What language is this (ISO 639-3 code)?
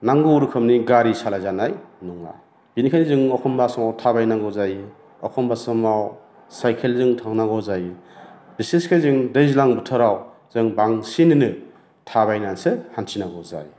brx